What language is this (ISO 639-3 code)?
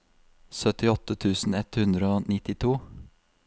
nor